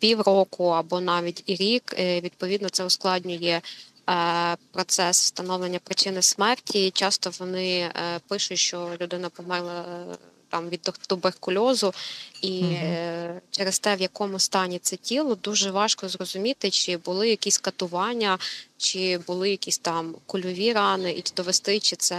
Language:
Ukrainian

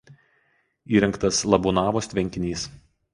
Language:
Lithuanian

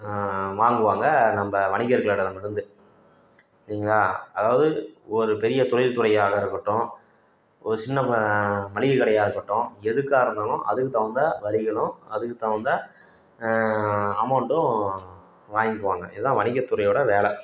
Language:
Tamil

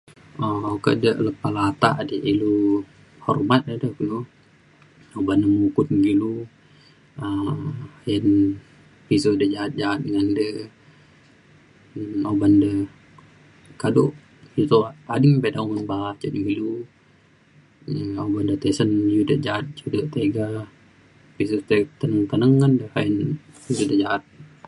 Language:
Mainstream Kenyah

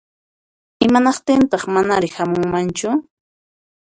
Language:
Puno Quechua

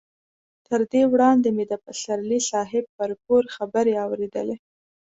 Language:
Pashto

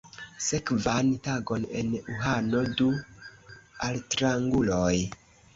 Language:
Esperanto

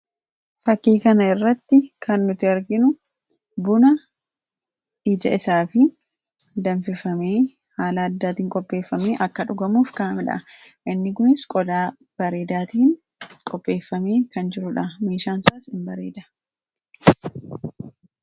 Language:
Oromo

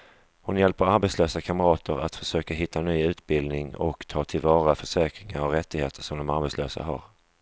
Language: Swedish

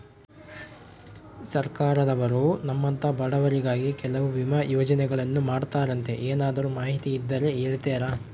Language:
Kannada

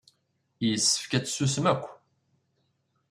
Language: Kabyle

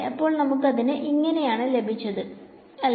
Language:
Malayalam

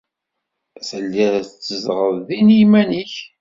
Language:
Kabyle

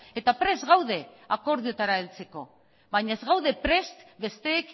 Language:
Basque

